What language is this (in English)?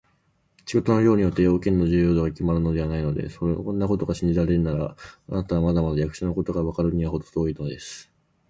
Japanese